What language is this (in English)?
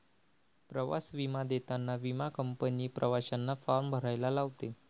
Marathi